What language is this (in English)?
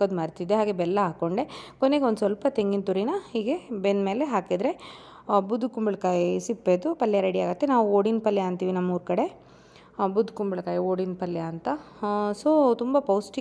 Kannada